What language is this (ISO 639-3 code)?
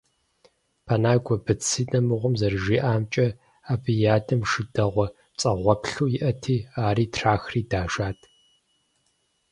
kbd